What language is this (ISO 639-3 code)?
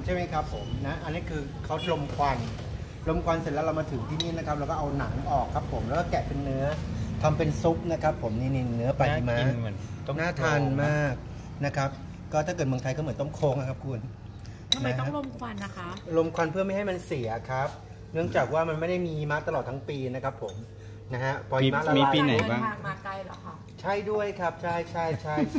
tha